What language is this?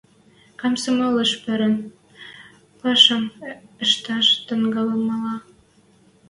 Western Mari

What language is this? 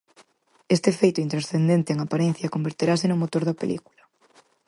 Galician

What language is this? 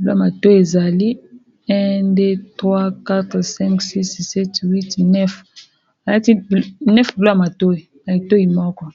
Lingala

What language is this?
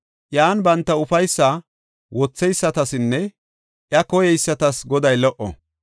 Gofa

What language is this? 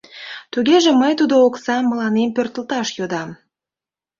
Mari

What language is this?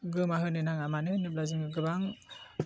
Bodo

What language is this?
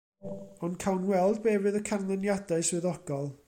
Welsh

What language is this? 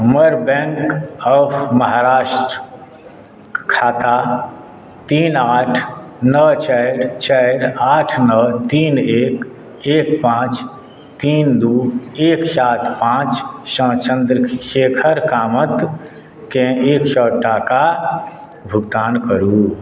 Maithili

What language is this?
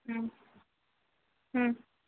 Tamil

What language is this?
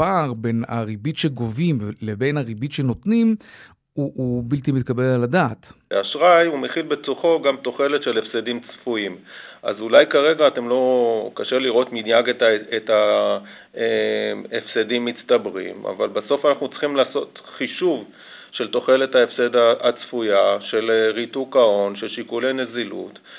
Hebrew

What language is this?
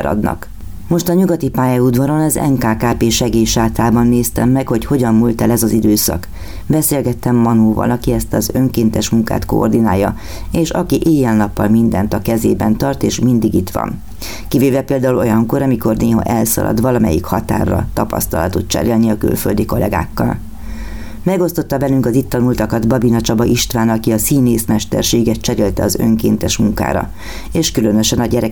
Hungarian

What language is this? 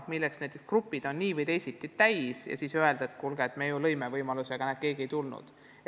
Estonian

